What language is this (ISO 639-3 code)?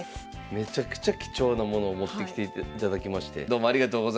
jpn